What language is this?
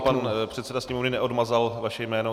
Czech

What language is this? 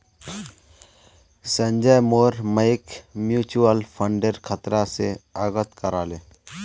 Magahi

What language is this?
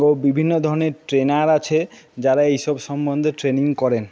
Bangla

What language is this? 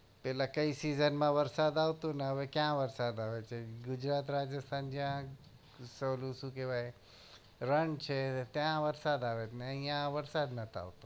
Gujarati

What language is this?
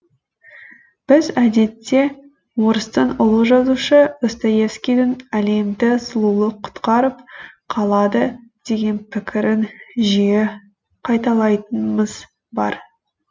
Kazakh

